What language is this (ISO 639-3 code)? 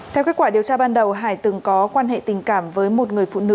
vie